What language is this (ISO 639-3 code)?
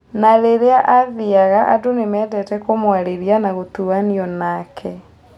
kik